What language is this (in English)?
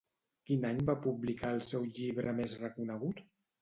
Catalan